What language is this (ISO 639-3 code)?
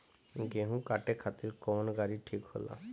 bho